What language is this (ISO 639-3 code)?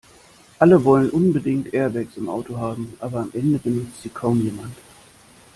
deu